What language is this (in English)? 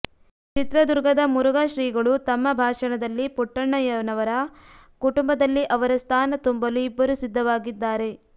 Kannada